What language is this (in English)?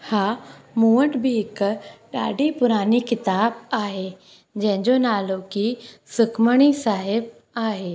Sindhi